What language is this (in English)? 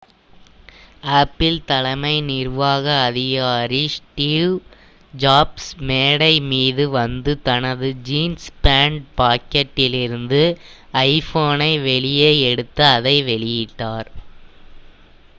Tamil